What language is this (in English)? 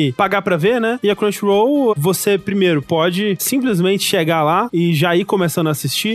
Portuguese